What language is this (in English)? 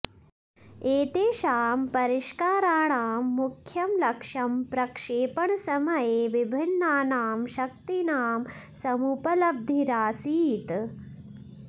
Sanskrit